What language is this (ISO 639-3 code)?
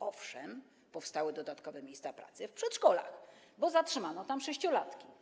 pol